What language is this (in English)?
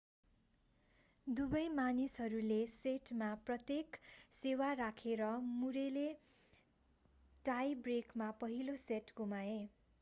Nepali